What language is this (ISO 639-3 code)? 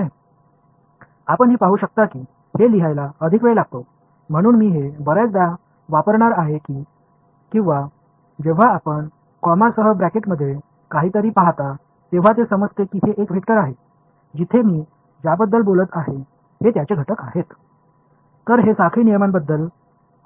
tam